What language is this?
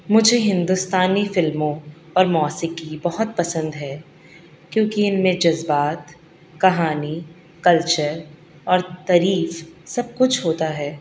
Urdu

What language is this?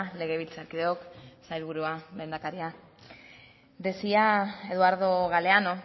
Basque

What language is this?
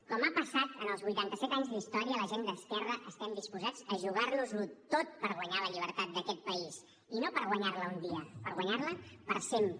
Catalan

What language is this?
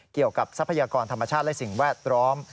Thai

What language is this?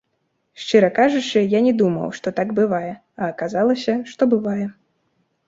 Belarusian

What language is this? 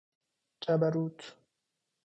Persian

